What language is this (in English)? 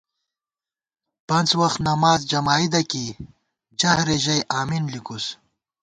Gawar-Bati